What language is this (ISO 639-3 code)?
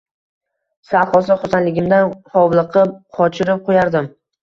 uzb